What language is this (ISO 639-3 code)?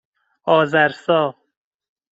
fas